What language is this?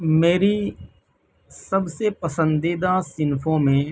Urdu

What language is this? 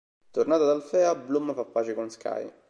Italian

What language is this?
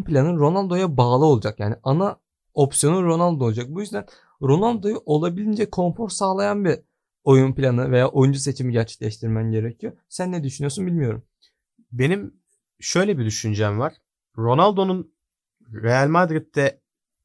Turkish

